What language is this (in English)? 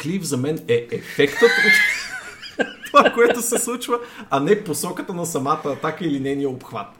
Bulgarian